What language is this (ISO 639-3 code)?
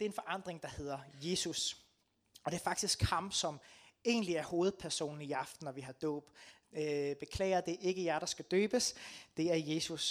dan